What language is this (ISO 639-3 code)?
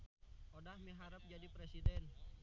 sun